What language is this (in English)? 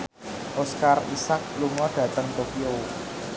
Javanese